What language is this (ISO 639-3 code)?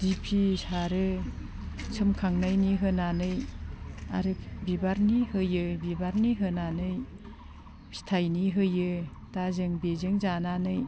brx